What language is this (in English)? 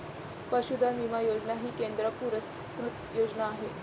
Marathi